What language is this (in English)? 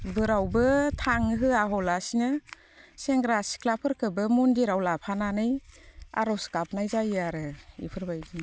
Bodo